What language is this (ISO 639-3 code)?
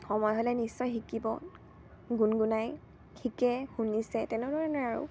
asm